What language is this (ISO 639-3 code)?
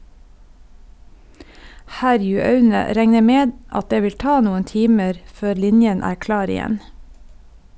nor